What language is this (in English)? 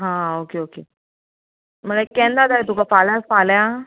Konkani